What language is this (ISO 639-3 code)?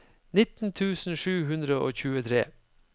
nor